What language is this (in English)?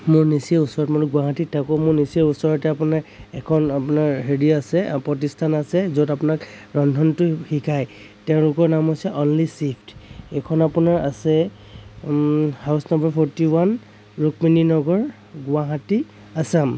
Assamese